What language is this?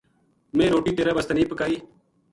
Gujari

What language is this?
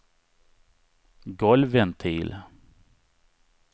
Swedish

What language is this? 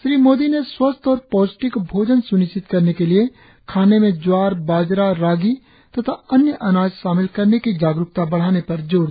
Hindi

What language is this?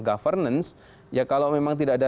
Indonesian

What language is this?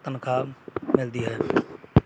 Punjabi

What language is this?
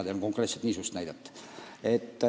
Estonian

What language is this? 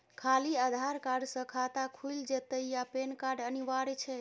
Maithili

